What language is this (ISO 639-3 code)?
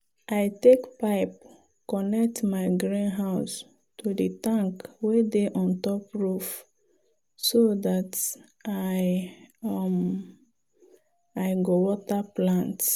pcm